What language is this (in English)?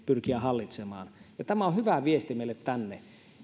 Finnish